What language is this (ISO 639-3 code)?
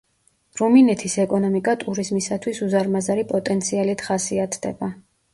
kat